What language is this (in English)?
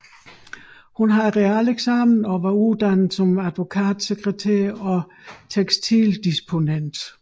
Danish